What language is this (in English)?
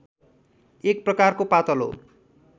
Nepali